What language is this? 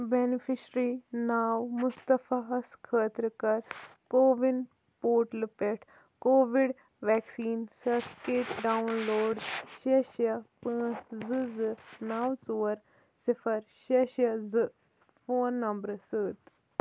Kashmiri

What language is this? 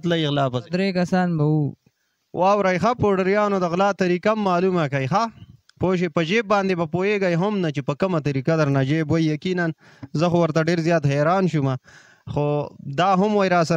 Arabic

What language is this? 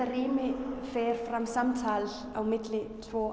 Icelandic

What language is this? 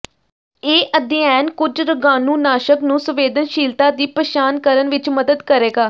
Punjabi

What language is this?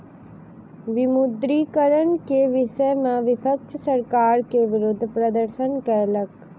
Maithili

